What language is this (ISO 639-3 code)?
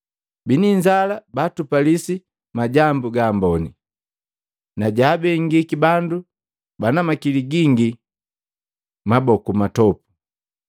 mgv